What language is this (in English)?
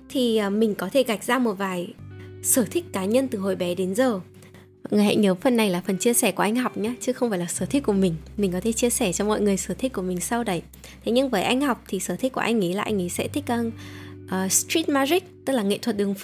Vietnamese